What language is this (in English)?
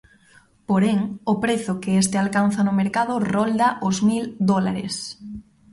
Galician